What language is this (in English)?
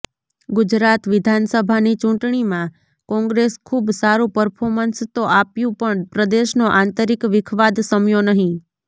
Gujarati